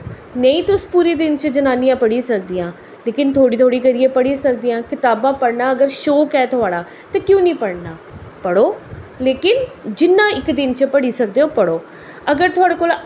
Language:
Dogri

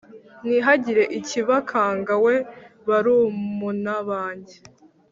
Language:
Kinyarwanda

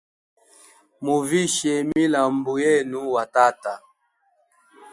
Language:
Hemba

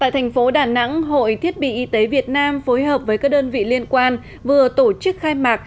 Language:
Vietnamese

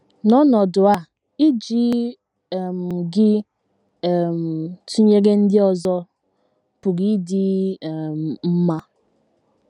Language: Igbo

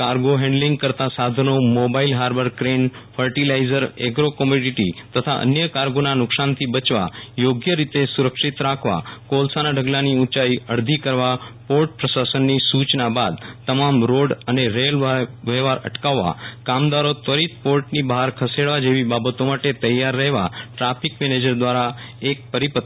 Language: Gujarati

